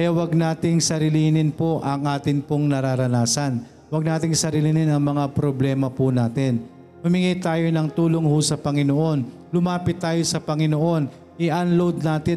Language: Filipino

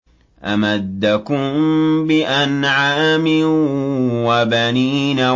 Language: Arabic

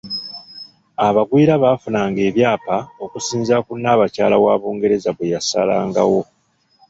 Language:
Ganda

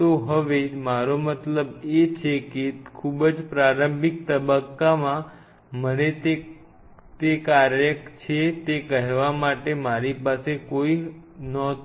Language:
Gujarati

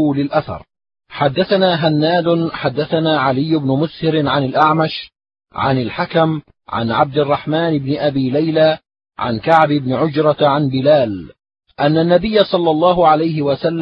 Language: Arabic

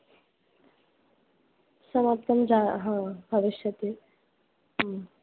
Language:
Sanskrit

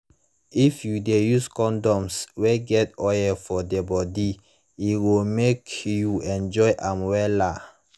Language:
Nigerian Pidgin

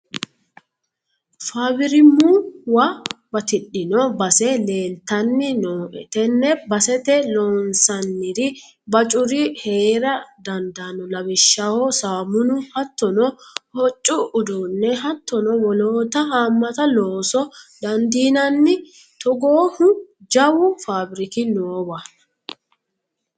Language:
Sidamo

